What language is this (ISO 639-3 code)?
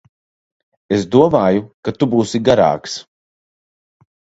lav